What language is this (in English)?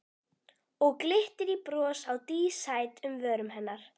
Icelandic